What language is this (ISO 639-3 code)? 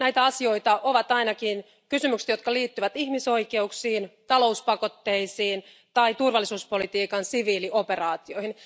fin